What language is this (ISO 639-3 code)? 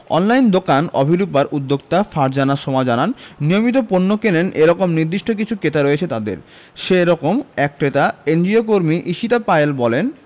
ben